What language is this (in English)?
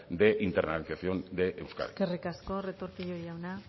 Basque